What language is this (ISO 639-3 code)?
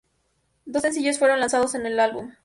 spa